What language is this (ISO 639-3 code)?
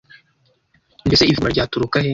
kin